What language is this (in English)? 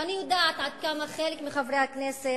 Hebrew